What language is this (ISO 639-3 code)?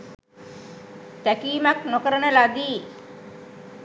sin